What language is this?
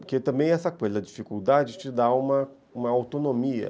Portuguese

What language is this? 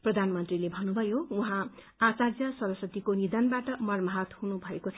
Nepali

